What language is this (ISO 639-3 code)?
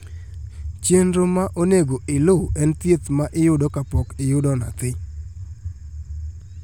luo